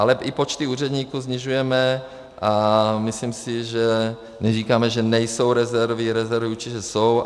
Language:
Czech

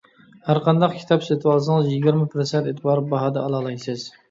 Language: Uyghur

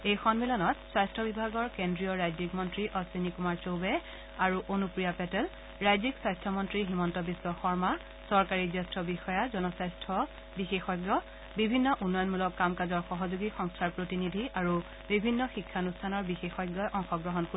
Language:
Assamese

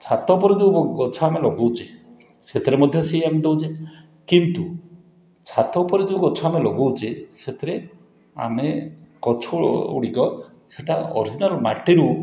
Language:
Odia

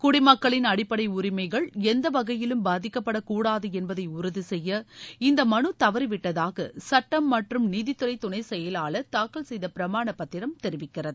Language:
Tamil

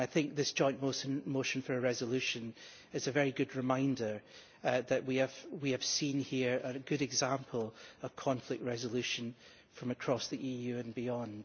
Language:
English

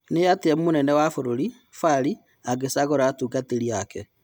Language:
Kikuyu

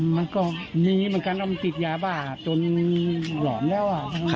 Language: Thai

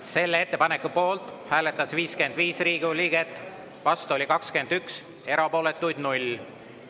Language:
Estonian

